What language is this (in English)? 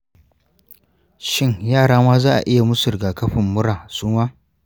Hausa